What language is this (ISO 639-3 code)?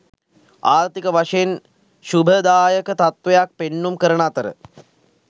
sin